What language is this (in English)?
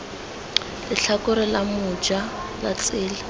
Tswana